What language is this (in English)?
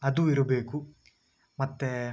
Kannada